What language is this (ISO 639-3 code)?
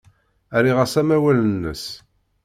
kab